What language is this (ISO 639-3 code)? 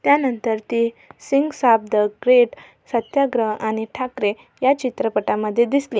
mar